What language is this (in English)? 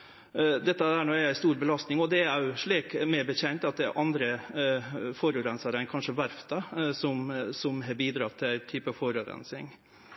Norwegian Nynorsk